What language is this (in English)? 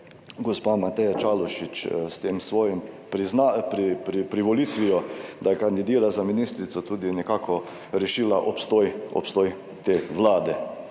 Slovenian